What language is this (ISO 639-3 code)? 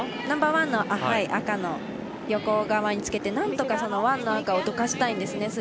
jpn